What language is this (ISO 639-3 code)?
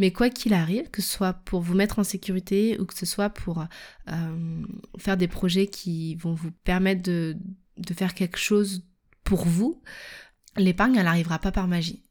fra